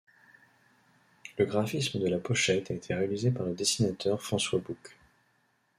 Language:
French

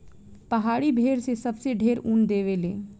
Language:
Bhojpuri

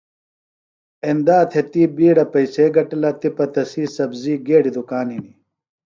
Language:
Phalura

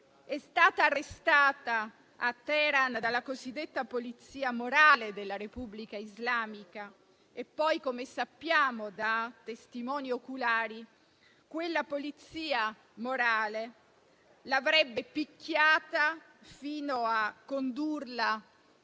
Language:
Italian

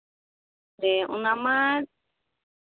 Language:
Santali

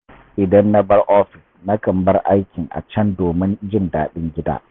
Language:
Hausa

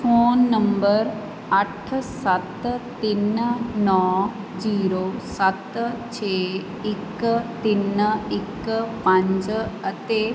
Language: Punjabi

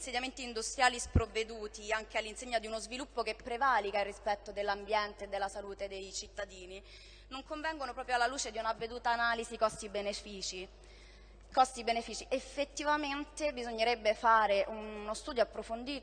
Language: Italian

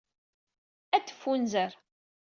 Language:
Kabyle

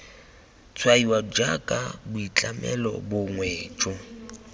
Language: Tswana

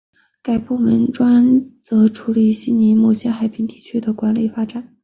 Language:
Chinese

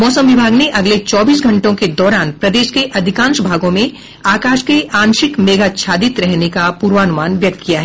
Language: Hindi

